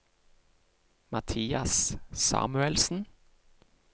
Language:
Norwegian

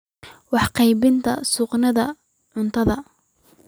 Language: Somali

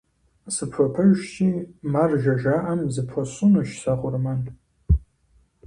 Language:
Kabardian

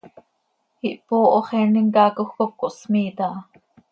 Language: Seri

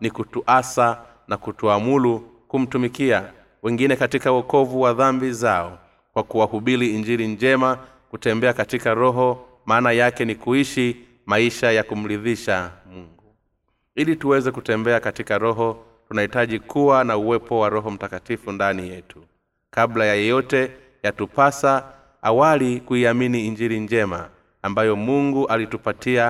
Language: Swahili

